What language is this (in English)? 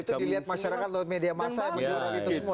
Indonesian